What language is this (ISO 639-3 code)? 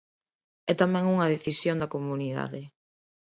glg